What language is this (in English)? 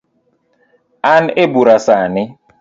Luo (Kenya and Tanzania)